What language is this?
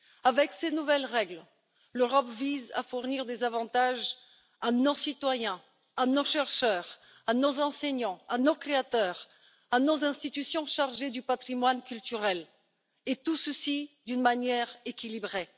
French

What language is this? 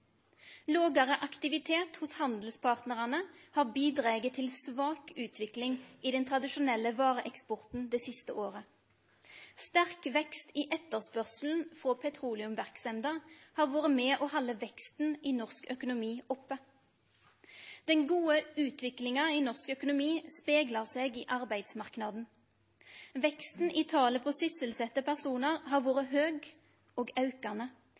Norwegian Nynorsk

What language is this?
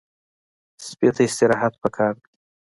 Pashto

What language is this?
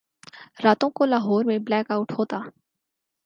Urdu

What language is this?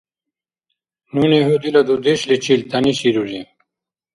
Dargwa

